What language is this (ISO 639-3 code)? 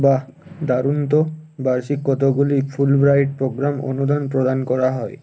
ben